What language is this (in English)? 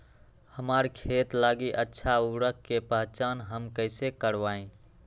Magahi